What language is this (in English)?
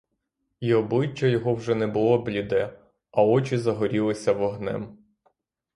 Ukrainian